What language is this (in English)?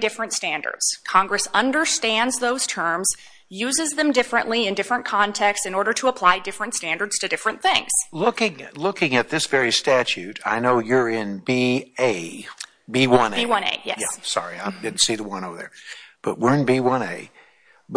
English